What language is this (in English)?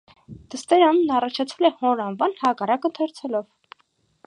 Armenian